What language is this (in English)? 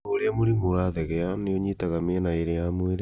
Kikuyu